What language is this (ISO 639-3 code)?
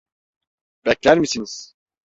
tur